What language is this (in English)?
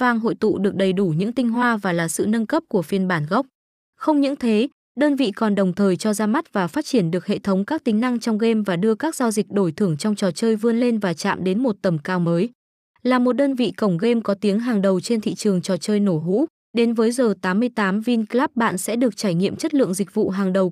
Vietnamese